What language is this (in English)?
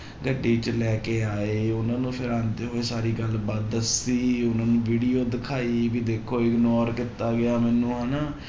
Punjabi